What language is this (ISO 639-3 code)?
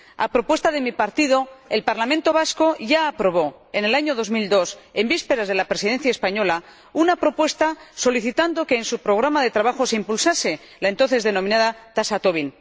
spa